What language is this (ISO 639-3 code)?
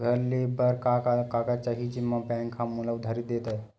hne